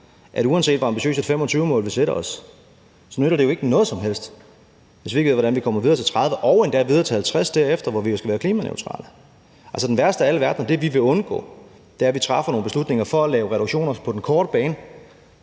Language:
Danish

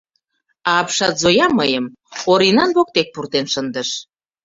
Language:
Mari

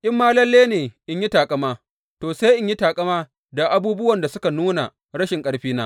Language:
Hausa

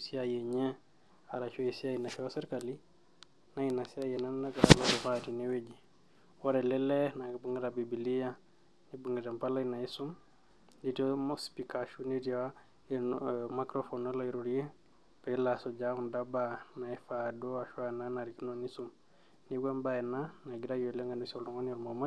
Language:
Masai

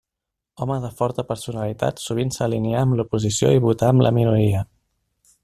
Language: Catalan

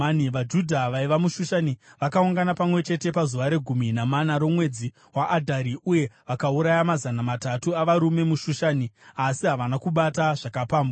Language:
Shona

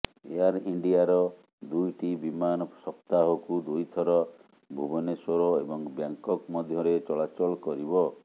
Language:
Odia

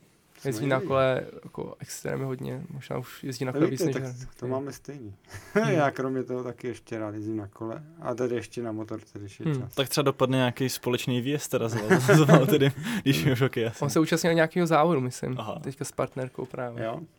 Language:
Czech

